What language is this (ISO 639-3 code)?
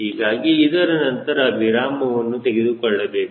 kan